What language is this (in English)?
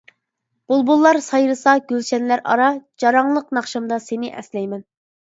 Uyghur